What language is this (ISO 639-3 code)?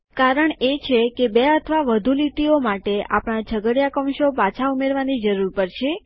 guj